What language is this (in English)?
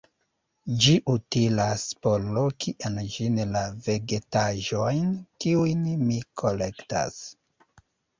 Esperanto